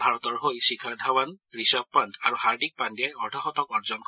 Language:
Assamese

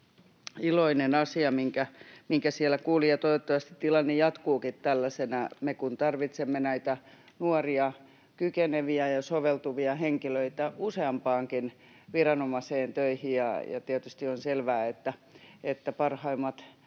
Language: Finnish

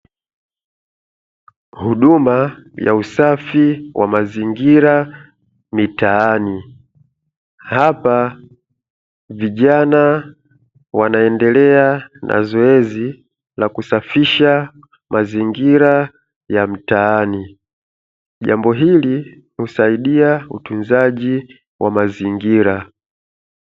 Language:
Swahili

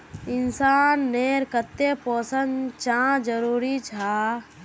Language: Magahi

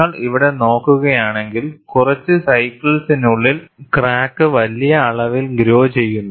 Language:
Malayalam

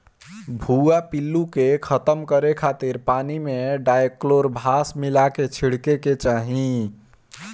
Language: Bhojpuri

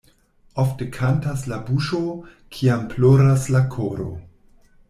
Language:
Esperanto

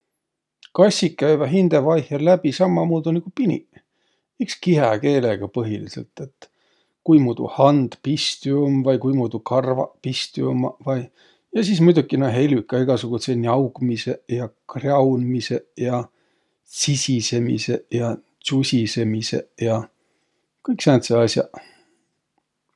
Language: Võro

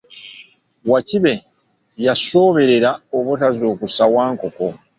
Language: Ganda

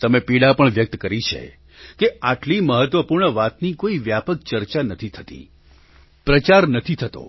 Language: Gujarati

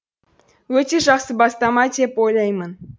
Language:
Kazakh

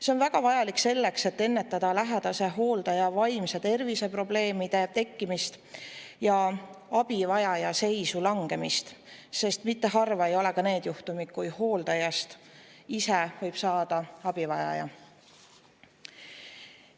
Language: Estonian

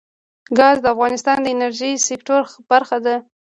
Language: Pashto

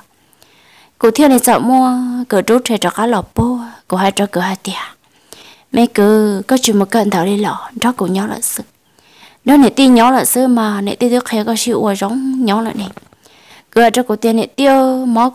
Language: Vietnamese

